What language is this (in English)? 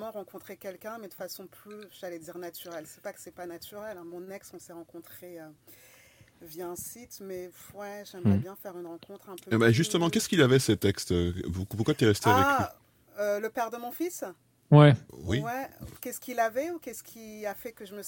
French